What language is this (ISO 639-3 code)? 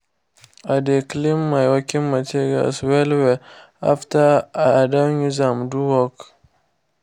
pcm